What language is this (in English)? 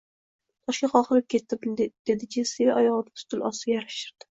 Uzbek